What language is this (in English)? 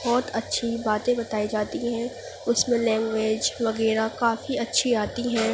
Urdu